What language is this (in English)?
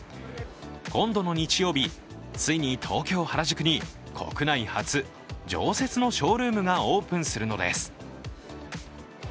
Japanese